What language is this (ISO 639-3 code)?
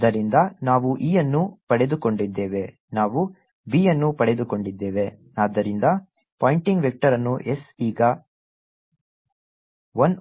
kan